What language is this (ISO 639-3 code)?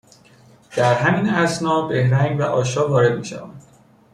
fas